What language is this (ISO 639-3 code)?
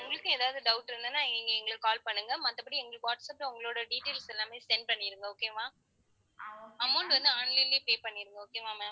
tam